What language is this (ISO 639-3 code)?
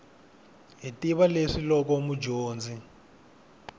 tso